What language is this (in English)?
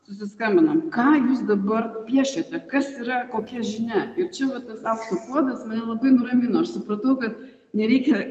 Lithuanian